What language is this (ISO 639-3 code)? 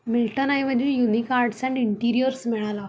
mar